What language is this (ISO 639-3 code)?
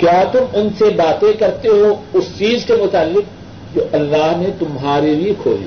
urd